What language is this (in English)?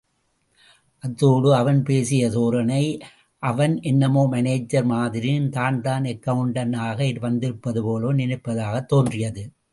Tamil